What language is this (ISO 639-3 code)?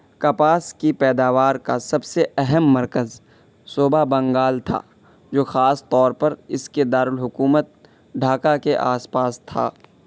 urd